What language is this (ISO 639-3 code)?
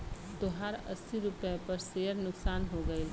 bho